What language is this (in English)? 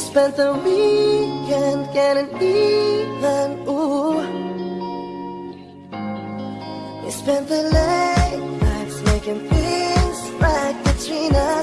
English